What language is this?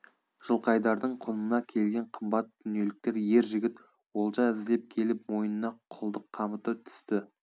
Kazakh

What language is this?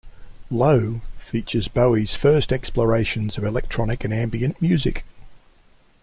English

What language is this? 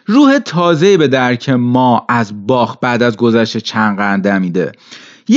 Persian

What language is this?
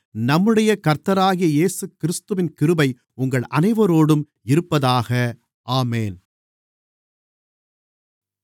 Tamil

